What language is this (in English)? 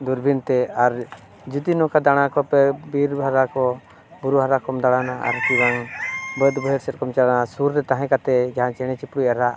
Santali